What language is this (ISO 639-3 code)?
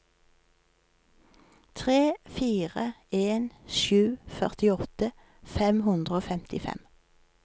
nor